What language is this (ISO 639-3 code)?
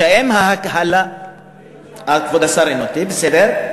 heb